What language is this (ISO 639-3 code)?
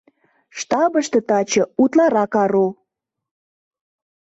chm